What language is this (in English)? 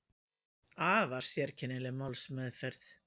Icelandic